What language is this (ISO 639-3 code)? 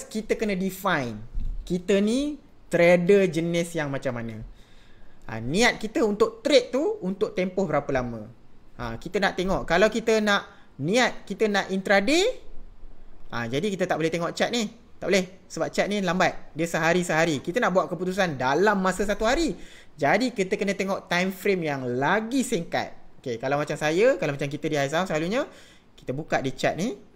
msa